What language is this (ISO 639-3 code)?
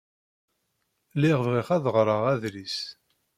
kab